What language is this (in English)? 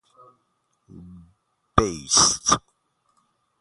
Persian